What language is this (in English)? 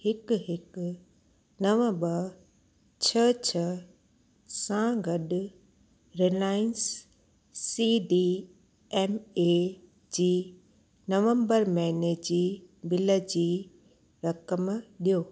Sindhi